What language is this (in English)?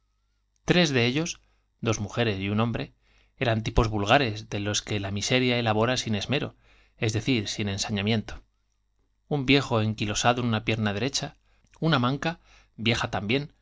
Spanish